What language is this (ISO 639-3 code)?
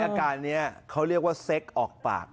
tha